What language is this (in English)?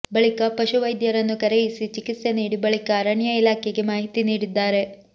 Kannada